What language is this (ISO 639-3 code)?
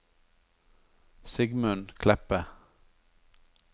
nor